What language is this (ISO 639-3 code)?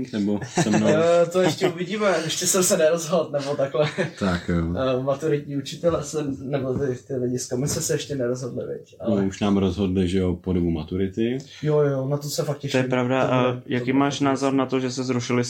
ces